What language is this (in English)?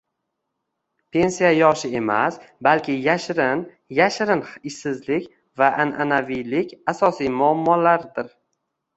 Uzbek